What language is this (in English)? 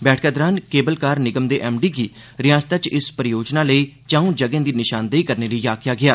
Dogri